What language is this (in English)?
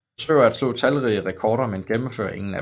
Danish